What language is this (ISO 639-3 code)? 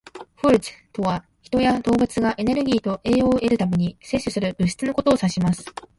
jpn